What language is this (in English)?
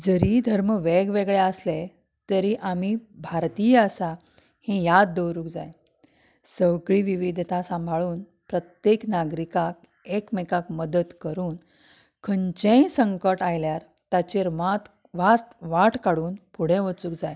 Konkani